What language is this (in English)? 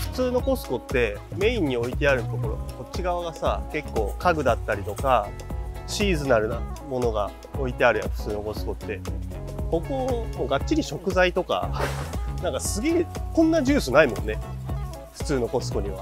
Japanese